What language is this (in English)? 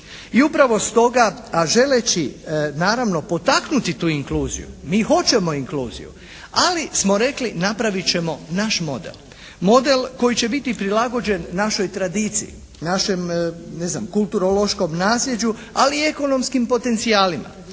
Croatian